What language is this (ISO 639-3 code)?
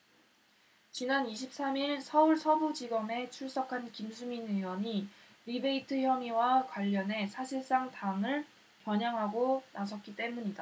kor